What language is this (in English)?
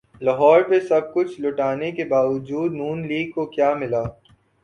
Urdu